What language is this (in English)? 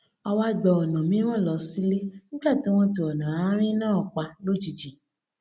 Yoruba